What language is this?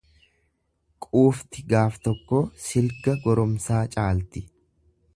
Oromo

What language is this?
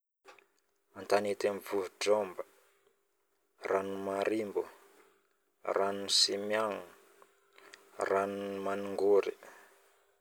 Northern Betsimisaraka Malagasy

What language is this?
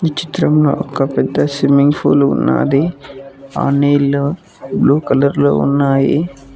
Telugu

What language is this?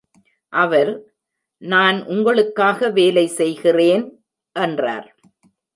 Tamil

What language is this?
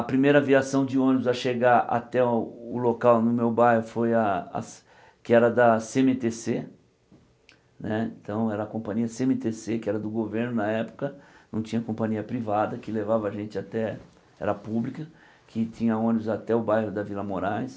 Portuguese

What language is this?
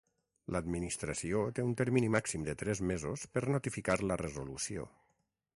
Catalan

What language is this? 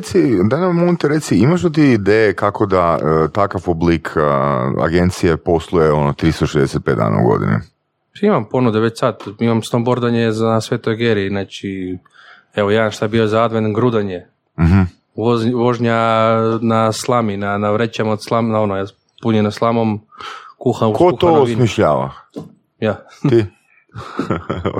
Croatian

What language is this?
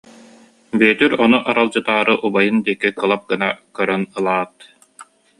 Yakut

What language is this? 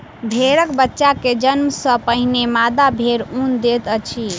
Maithili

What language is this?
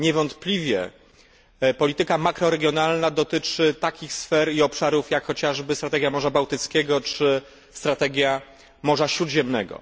Polish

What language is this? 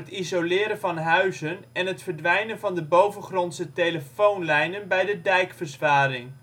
Dutch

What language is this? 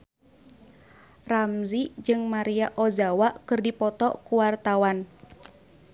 Sundanese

